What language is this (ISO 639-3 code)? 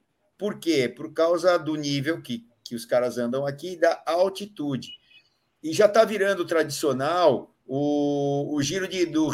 por